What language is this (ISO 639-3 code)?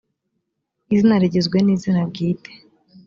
kin